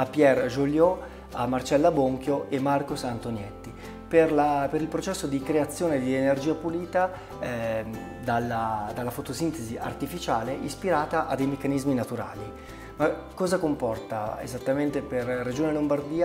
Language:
Italian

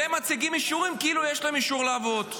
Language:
Hebrew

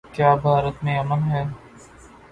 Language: Urdu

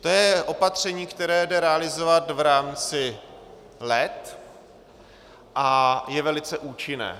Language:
Czech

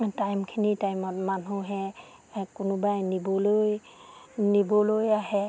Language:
Assamese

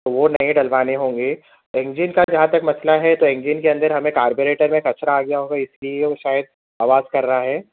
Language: Urdu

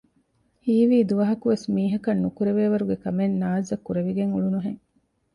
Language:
Divehi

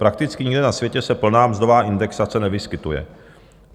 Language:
Czech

